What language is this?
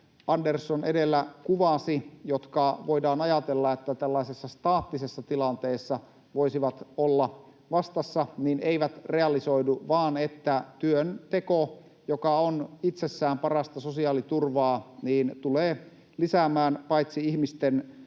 Finnish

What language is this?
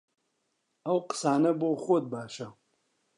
Central Kurdish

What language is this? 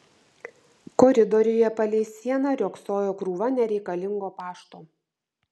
Lithuanian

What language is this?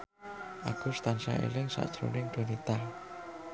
Javanese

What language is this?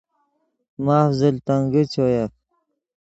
Yidgha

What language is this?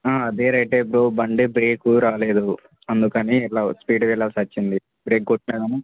Telugu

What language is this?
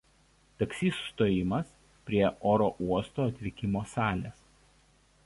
Lithuanian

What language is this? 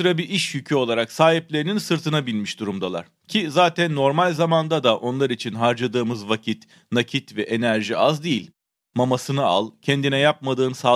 Turkish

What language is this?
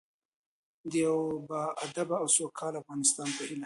Pashto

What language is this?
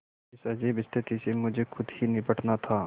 Hindi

